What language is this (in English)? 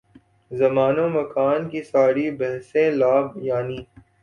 Urdu